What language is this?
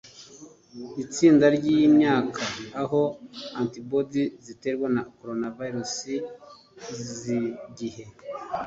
Kinyarwanda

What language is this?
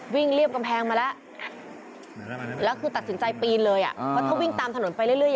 Thai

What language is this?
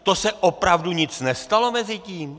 Czech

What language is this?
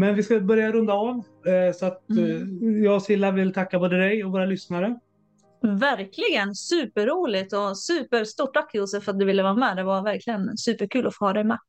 Swedish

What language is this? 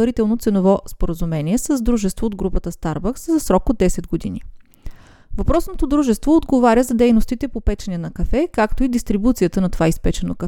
Bulgarian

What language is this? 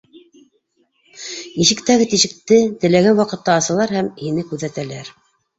Bashkir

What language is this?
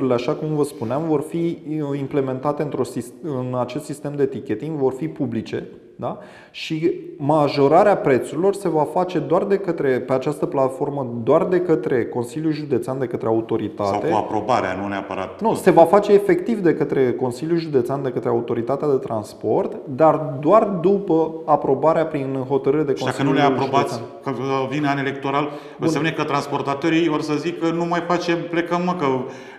Romanian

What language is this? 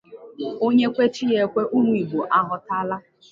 Igbo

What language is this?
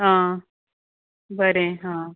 Konkani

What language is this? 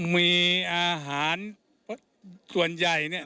Thai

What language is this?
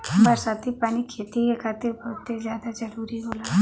Bhojpuri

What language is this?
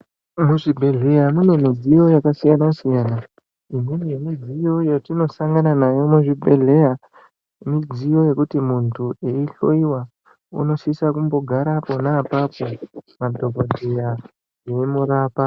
Ndau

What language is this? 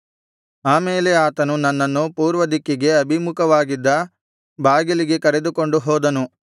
Kannada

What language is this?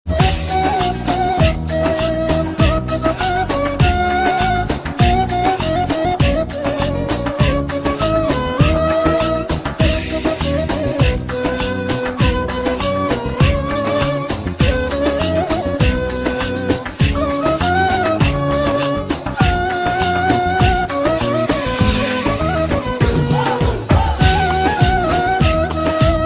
Turkish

